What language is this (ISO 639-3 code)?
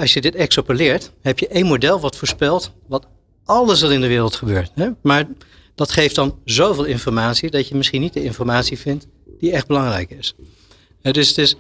nld